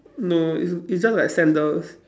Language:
English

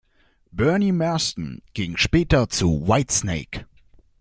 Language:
German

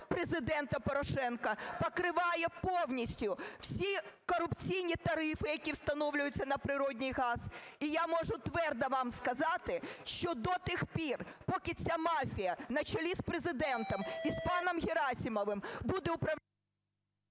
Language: Ukrainian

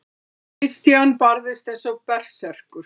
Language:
Icelandic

